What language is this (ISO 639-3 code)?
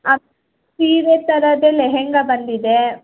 kan